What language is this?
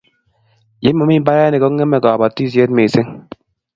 Kalenjin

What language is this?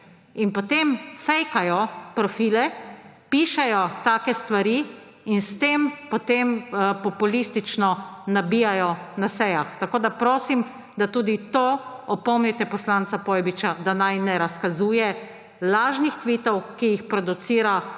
Slovenian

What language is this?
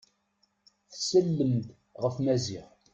Kabyle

